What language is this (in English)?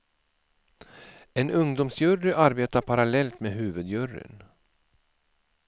Swedish